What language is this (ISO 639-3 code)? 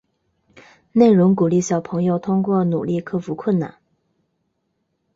zho